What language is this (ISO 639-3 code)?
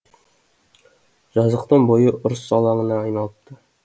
kaz